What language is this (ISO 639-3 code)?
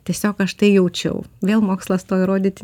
lit